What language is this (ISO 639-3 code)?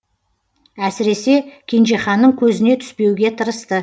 kaz